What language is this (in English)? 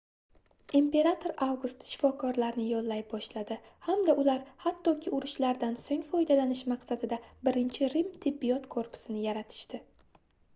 Uzbek